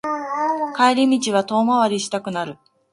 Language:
Japanese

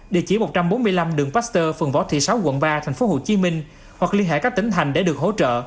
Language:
Vietnamese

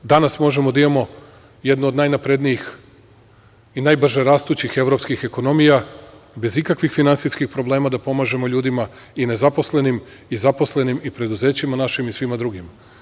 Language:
Serbian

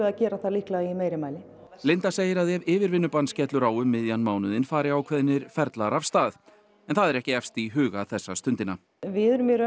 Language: Icelandic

